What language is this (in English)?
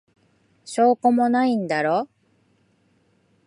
Japanese